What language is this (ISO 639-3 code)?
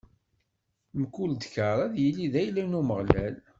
kab